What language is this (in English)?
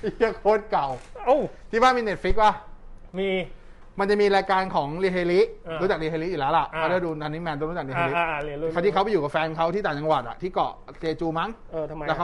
Thai